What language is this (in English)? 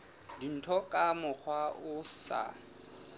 Southern Sotho